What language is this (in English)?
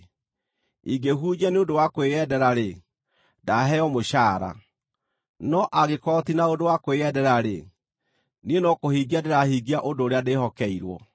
Kikuyu